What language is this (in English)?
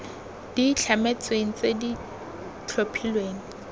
Tswana